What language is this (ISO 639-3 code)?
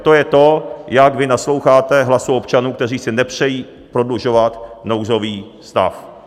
ces